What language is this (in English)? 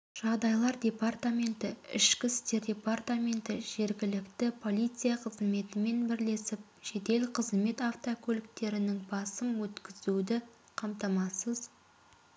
Kazakh